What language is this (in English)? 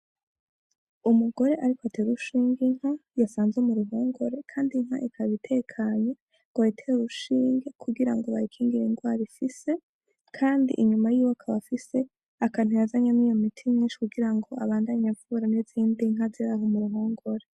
Rundi